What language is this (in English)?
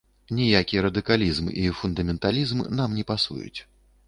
Belarusian